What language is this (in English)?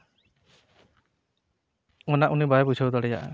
Santali